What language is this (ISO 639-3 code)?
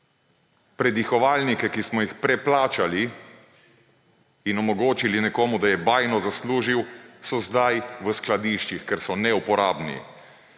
slv